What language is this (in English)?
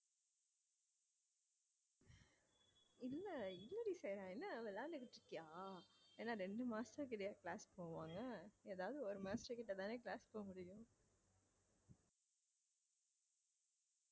Tamil